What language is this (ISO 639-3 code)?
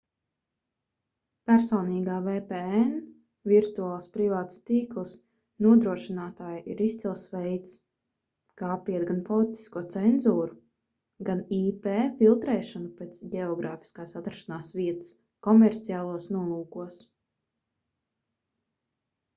lav